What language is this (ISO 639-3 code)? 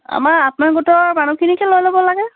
asm